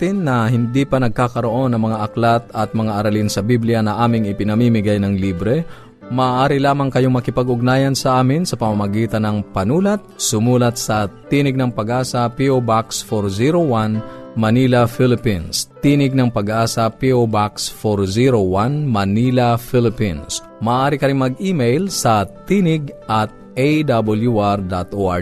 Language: Filipino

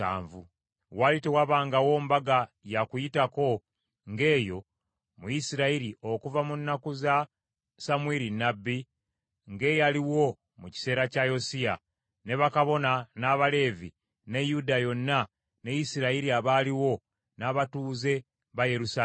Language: Ganda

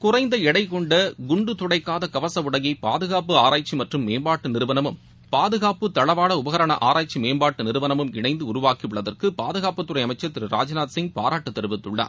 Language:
Tamil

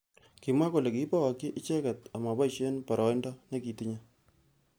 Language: Kalenjin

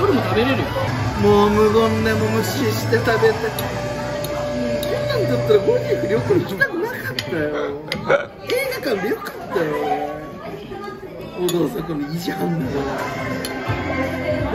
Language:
Japanese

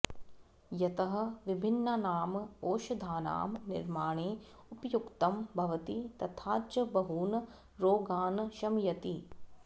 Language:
Sanskrit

